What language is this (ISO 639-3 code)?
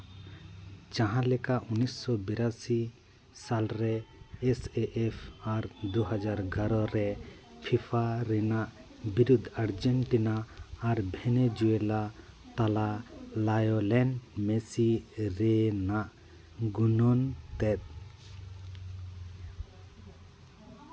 sat